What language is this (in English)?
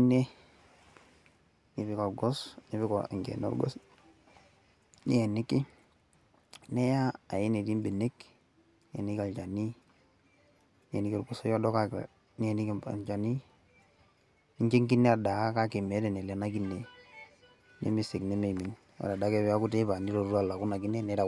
Masai